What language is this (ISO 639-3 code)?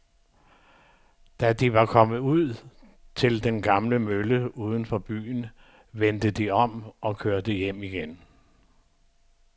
dan